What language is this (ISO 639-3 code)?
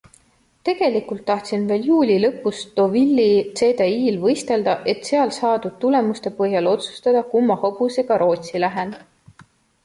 est